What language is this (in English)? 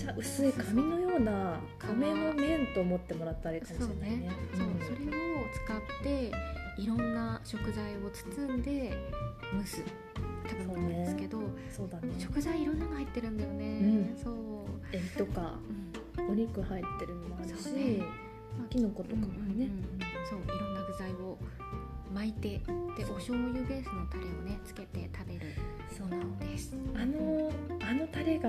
Japanese